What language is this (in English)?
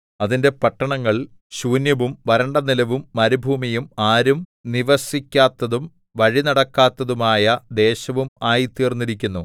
Malayalam